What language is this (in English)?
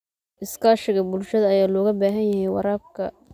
Somali